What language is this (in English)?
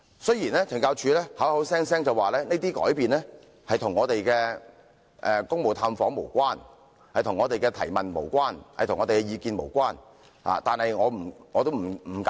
Cantonese